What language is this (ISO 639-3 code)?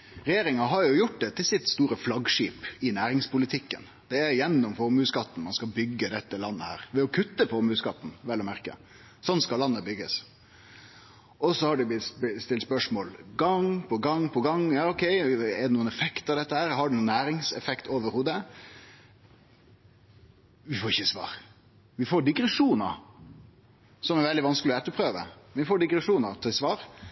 nno